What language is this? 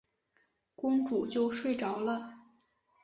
Chinese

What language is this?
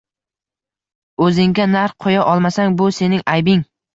Uzbek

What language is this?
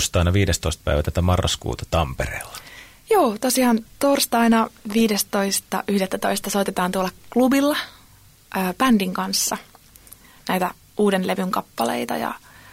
Finnish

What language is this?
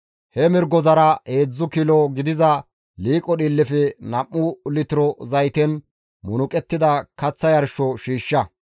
Gamo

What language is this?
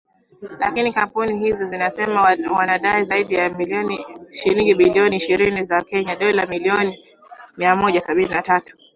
Swahili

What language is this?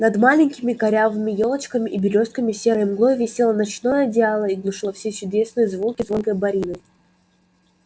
Russian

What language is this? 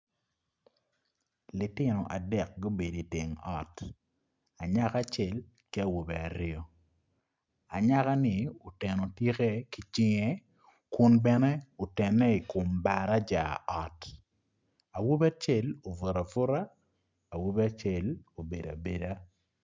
Acoli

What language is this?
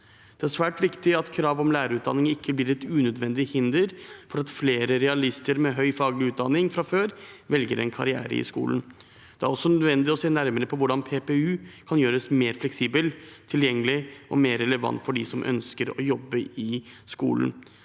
Norwegian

